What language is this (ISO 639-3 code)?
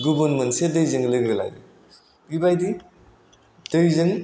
brx